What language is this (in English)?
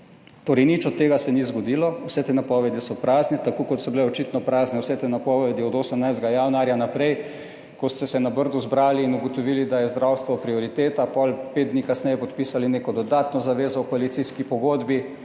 Slovenian